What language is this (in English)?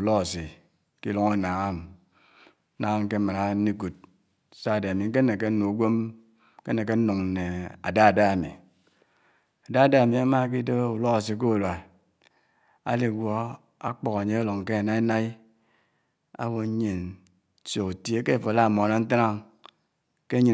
Anaang